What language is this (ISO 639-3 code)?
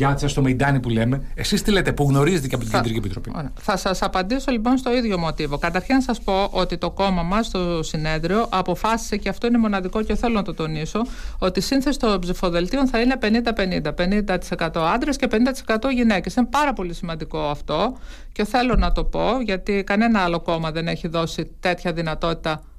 ell